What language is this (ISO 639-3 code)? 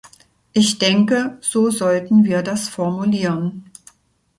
deu